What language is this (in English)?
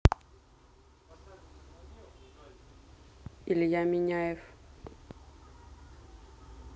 Russian